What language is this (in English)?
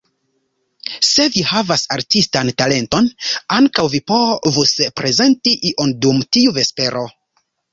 Esperanto